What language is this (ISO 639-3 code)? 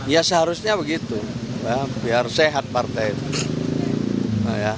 ind